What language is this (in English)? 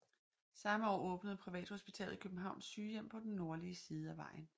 Danish